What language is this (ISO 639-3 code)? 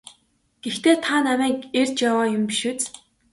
mon